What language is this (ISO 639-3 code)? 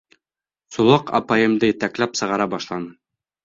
bak